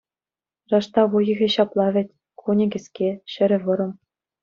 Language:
Chuvash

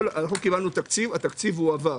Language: Hebrew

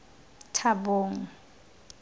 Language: Tswana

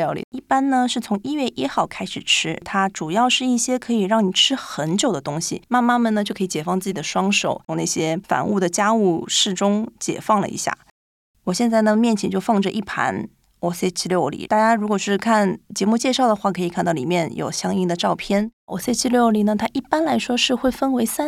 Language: Chinese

